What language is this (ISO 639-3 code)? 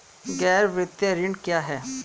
hin